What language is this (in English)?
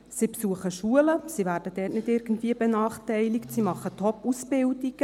Swiss German